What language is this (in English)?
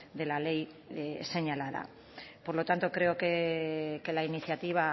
Spanish